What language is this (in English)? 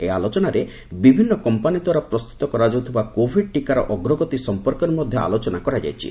Odia